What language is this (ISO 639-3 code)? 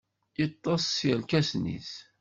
kab